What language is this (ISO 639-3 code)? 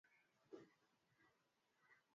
swa